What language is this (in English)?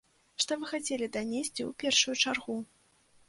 Belarusian